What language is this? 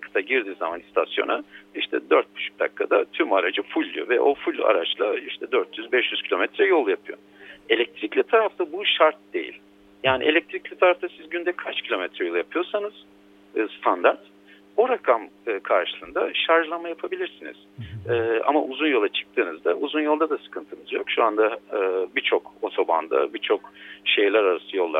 Turkish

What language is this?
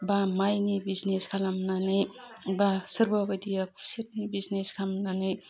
Bodo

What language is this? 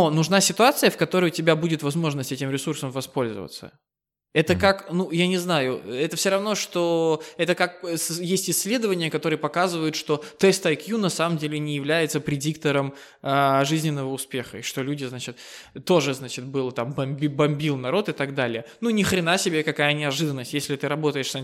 Russian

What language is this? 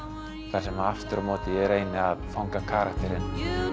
Icelandic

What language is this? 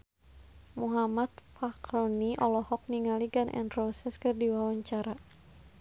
Sundanese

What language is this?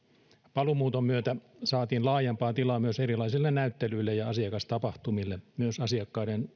Finnish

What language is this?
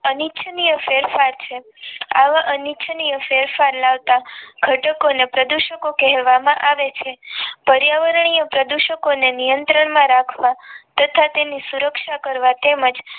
Gujarati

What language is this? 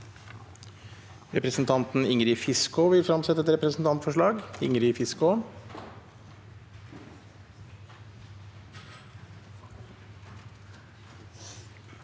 Norwegian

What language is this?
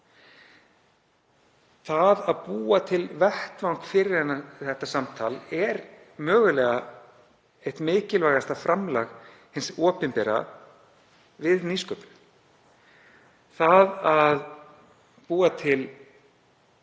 Icelandic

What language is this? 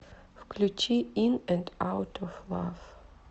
Russian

